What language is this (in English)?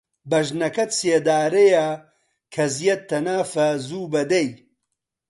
Central Kurdish